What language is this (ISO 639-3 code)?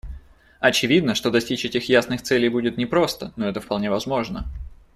rus